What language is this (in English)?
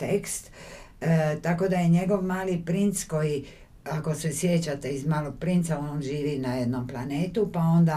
Croatian